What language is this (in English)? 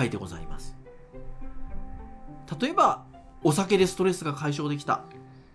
Japanese